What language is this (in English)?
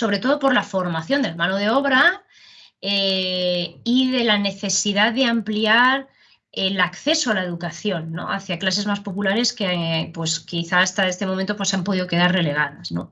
Spanish